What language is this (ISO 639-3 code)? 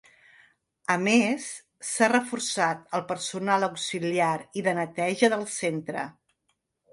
cat